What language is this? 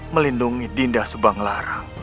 Indonesian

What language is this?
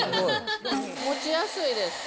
Japanese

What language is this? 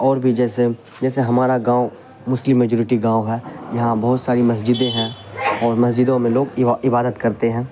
Urdu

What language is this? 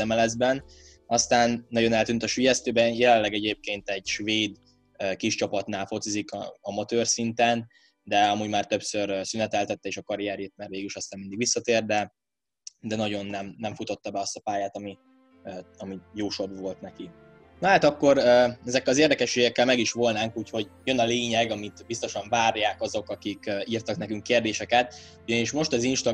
Hungarian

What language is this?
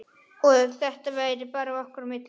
Icelandic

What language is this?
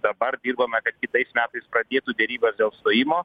Lithuanian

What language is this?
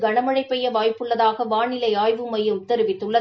Tamil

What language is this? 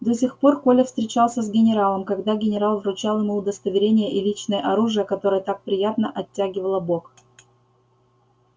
Russian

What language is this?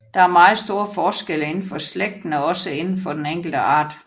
Danish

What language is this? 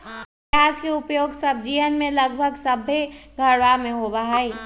Magahi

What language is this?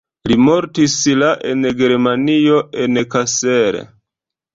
Esperanto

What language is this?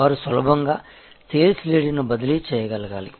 Telugu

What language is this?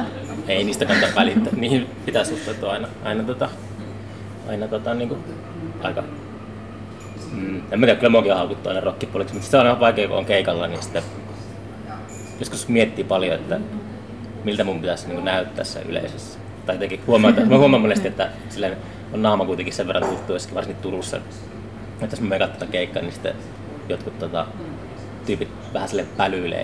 Finnish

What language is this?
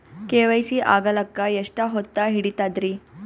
Kannada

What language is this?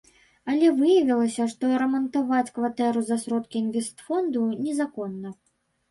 Belarusian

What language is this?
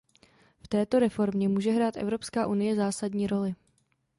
Czech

